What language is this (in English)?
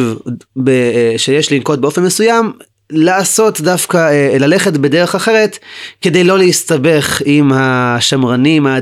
Hebrew